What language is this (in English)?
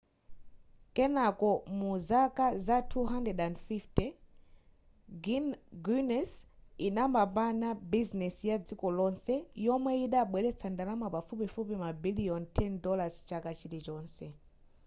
Nyanja